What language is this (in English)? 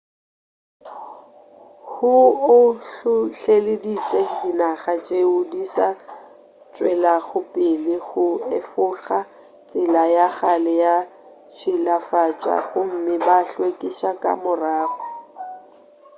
Northern Sotho